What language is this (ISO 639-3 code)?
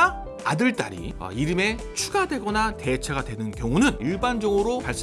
kor